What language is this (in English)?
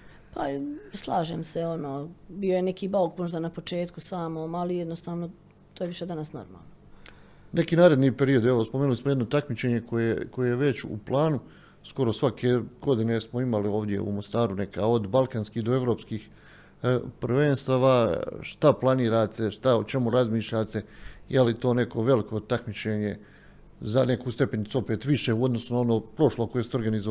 Croatian